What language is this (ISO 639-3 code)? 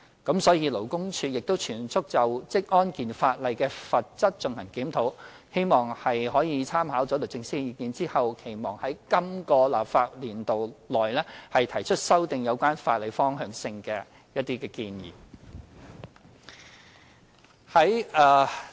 yue